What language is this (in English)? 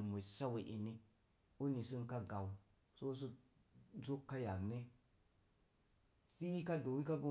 Mom Jango